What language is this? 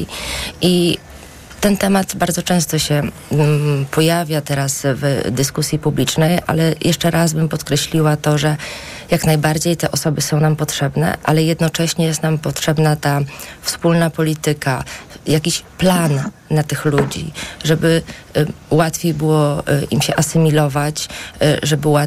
Polish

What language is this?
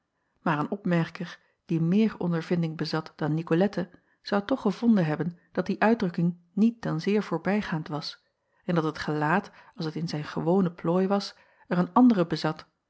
Dutch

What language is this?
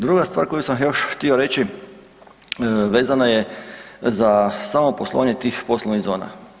Croatian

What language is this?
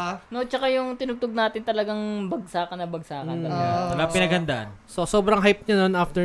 Filipino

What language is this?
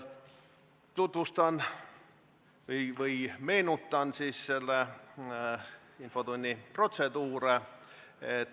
Estonian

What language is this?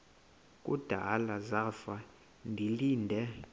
Xhosa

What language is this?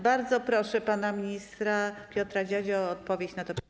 Polish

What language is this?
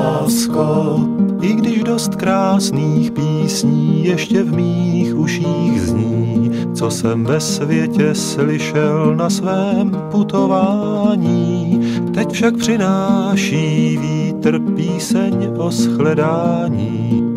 Slovak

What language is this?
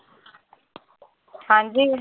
Punjabi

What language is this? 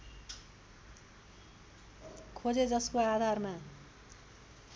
Nepali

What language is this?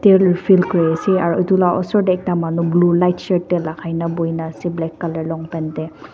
Naga Pidgin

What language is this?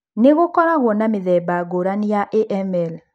Kikuyu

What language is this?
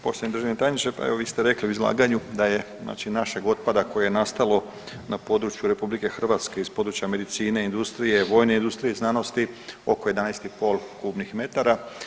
Croatian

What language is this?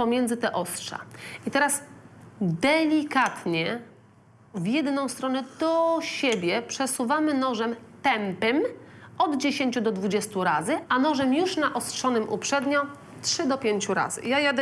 Polish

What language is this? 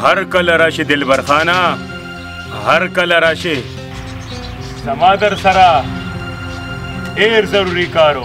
Arabic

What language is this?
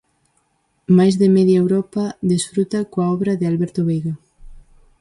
Galician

